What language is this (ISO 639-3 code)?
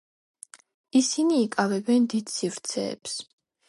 kat